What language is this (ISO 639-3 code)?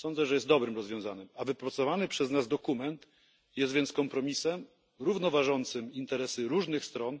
pol